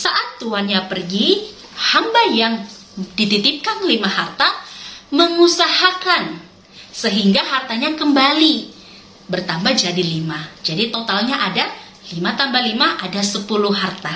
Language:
Indonesian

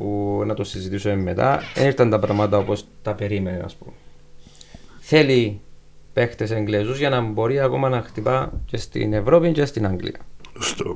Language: Greek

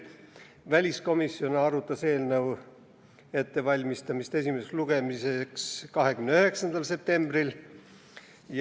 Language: Estonian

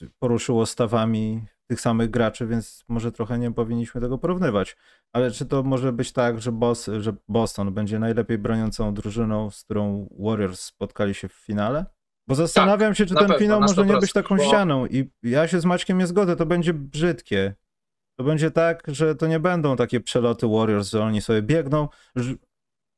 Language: Polish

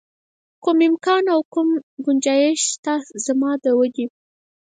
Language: Pashto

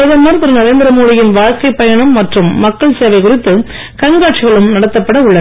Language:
Tamil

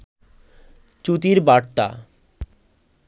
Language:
Bangla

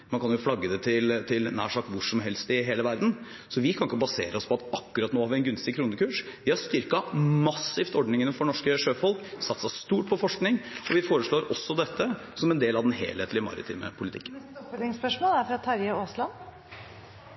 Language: Norwegian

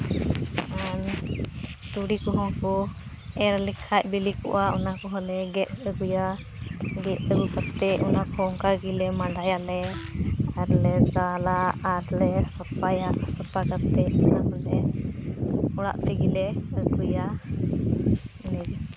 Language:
Santali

